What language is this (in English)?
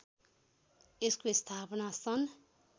Nepali